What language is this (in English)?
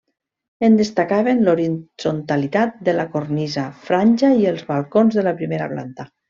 Catalan